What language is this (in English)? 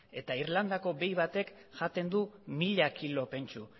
Basque